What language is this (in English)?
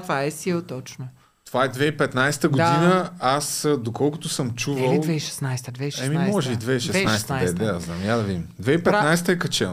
Bulgarian